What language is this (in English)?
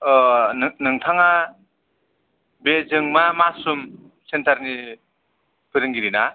Bodo